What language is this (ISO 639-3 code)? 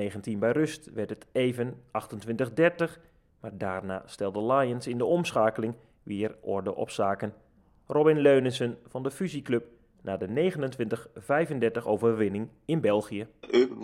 nld